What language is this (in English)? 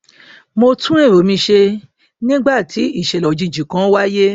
Yoruba